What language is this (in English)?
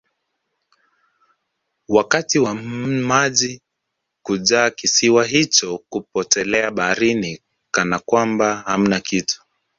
Swahili